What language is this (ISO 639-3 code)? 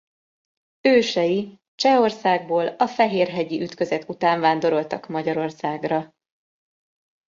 hun